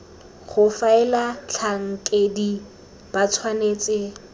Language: Tswana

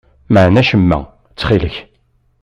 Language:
Kabyle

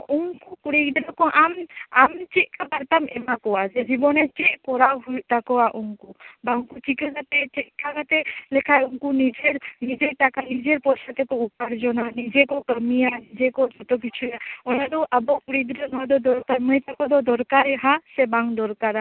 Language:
Santali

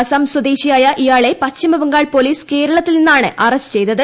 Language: Malayalam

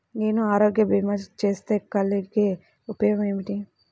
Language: Telugu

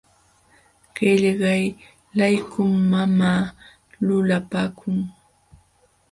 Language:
Jauja Wanca Quechua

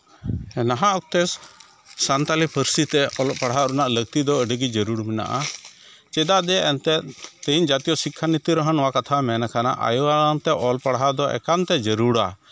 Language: Santali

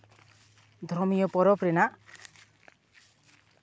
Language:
Santali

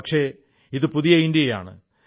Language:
Malayalam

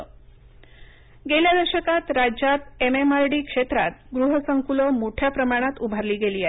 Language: Marathi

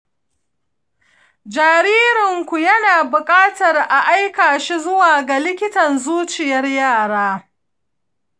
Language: Hausa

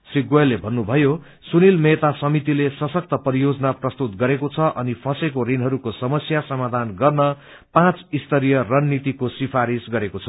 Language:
Nepali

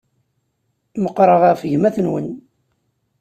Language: Kabyle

